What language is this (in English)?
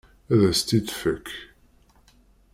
Kabyle